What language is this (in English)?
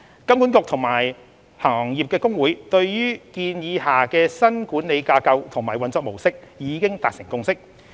Cantonese